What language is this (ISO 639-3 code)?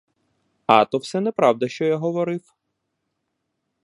ukr